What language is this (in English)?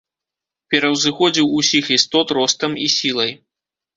Belarusian